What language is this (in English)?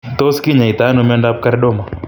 Kalenjin